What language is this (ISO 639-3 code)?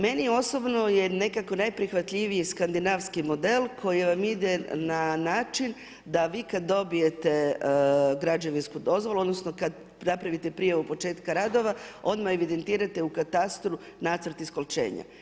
hrv